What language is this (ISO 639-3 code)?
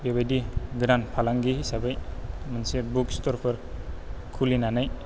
brx